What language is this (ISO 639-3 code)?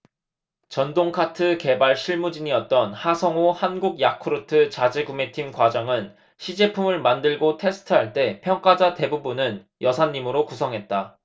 kor